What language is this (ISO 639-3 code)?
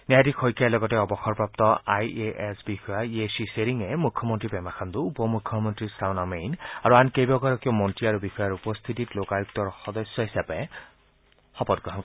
asm